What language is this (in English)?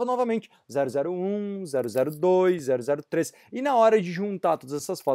Portuguese